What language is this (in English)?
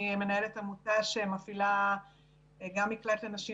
Hebrew